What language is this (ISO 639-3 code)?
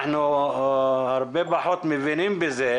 heb